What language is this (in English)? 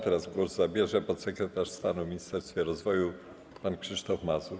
Polish